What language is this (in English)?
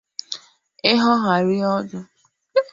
Igbo